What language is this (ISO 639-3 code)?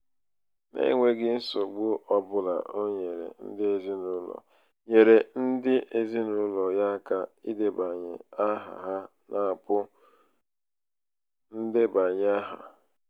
ibo